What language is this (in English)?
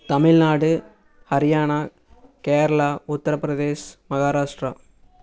Tamil